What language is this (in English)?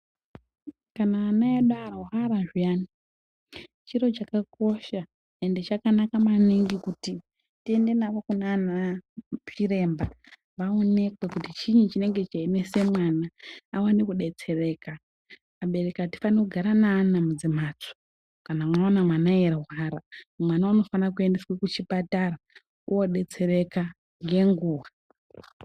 Ndau